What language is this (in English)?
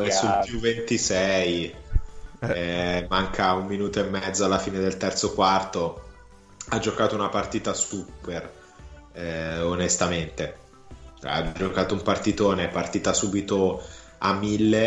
Italian